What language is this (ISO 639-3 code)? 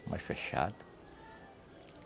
por